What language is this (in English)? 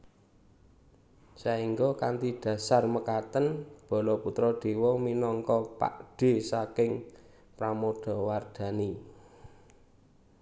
Javanese